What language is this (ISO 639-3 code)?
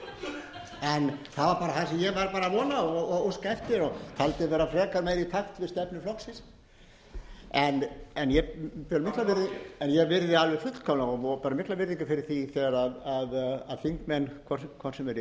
isl